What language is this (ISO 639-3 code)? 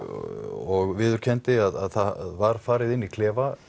isl